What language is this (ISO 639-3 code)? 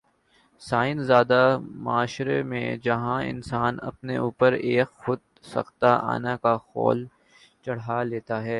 urd